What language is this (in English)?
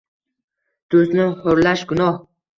Uzbek